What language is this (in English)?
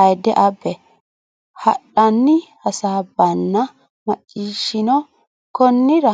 Sidamo